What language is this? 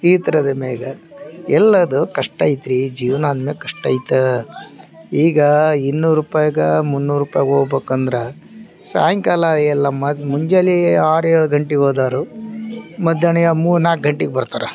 Kannada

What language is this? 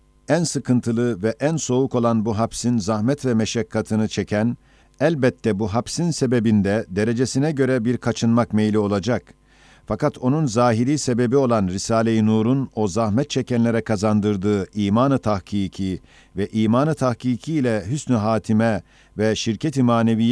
Turkish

